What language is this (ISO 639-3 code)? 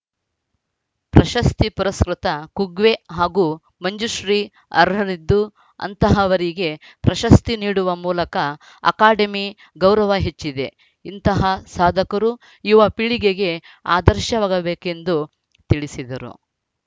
kan